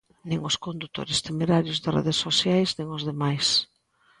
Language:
Galician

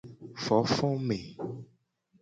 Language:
Gen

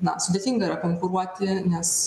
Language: Lithuanian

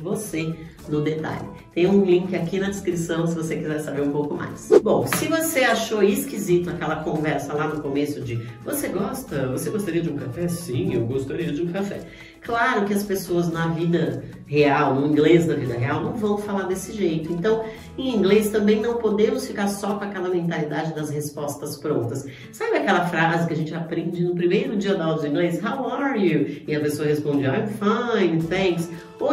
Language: Portuguese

